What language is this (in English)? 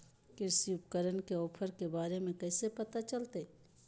Magahi